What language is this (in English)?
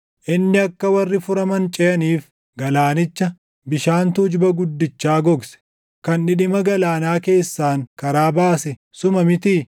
Oromo